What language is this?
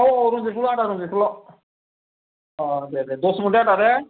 Bodo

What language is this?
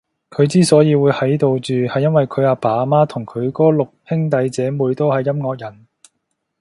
Cantonese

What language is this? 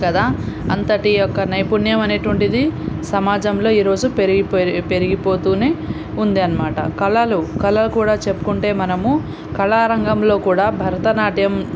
Telugu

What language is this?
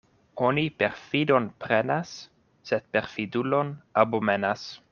Esperanto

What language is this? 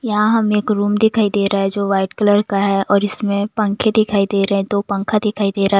Hindi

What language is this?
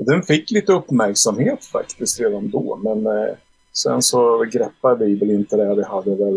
Swedish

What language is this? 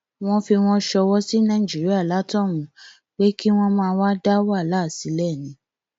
Yoruba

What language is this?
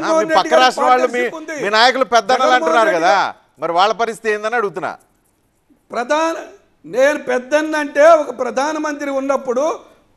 Telugu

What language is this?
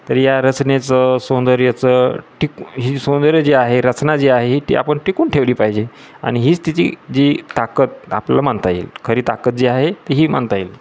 Marathi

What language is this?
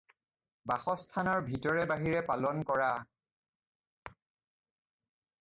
Assamese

